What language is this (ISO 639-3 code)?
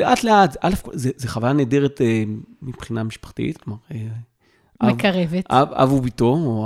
heb